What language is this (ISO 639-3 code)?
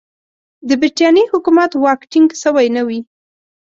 pus